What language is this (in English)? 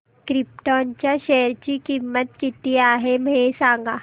Marathi